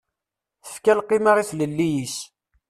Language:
Kabyle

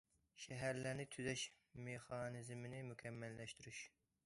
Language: Uyghur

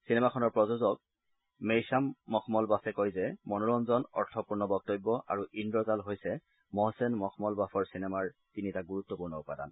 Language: Assamese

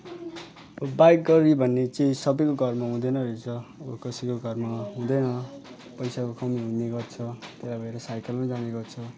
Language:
Nepali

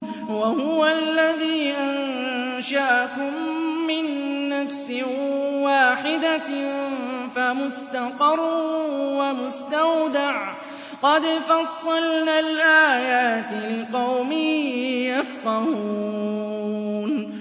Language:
Arabic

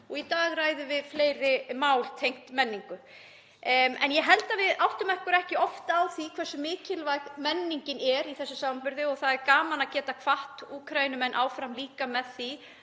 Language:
Icelandic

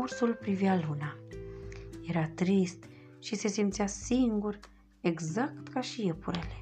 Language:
Romanian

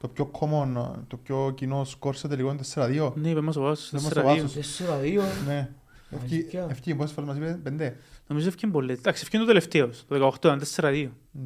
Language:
Greek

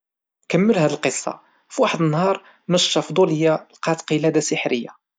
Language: Moroccan Arabic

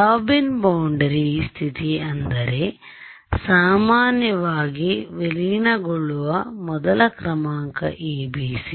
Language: Kannada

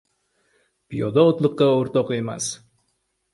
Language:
Uzbek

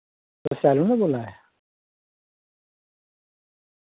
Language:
Dogri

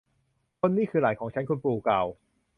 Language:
Thai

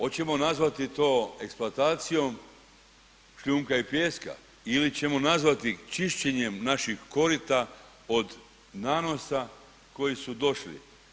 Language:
Croatian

